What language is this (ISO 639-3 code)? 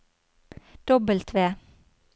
nor